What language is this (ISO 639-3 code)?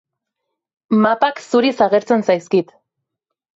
eus